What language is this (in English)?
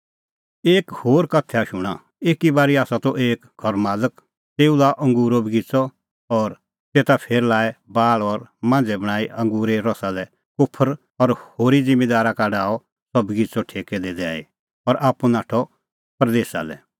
Kullu Pahari